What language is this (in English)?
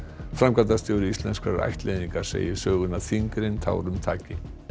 Icelandic